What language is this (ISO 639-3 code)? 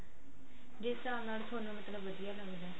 pan